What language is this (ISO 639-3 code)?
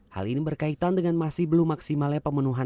ind